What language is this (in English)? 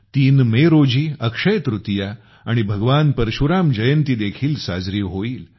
Marathi